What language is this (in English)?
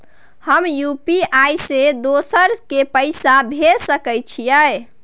Maithili